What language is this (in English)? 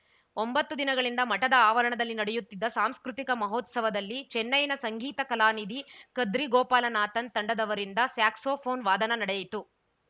Kannada